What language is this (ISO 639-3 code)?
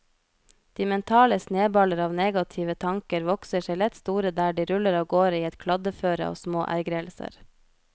nor